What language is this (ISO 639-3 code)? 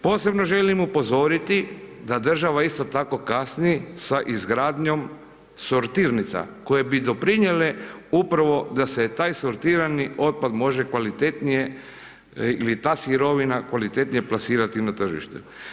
hrv